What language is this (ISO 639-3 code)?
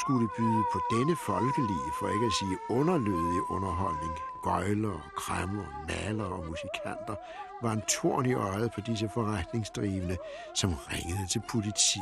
dan